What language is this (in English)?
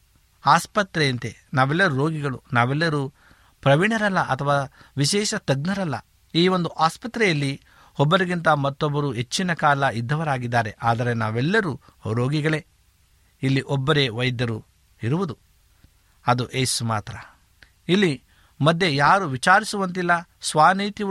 Kannada